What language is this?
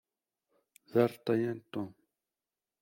Kabyle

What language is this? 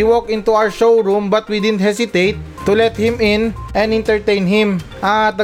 Filipino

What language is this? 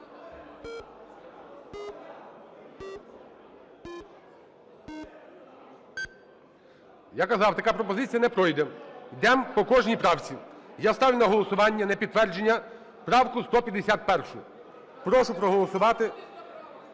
Ukrainian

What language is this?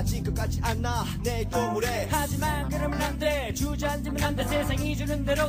Korean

